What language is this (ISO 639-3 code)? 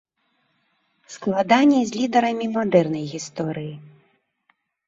bel